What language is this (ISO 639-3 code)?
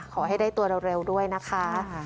tha